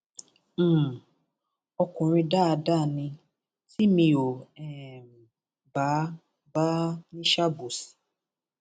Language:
Yoruba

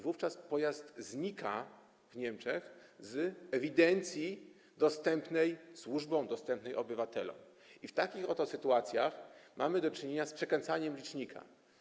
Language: Polish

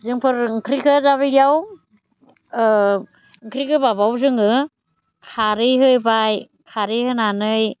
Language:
Bodo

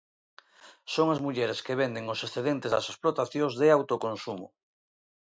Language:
Galician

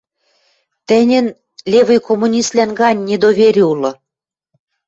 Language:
Western Mari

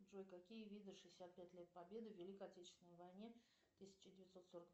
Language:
Russian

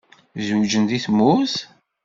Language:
Kabyle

